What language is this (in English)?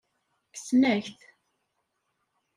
Kabyle